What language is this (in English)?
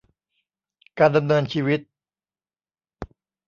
Thai